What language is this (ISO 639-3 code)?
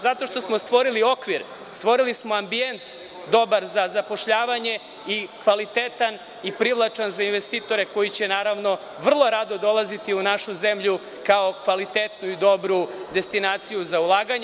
srp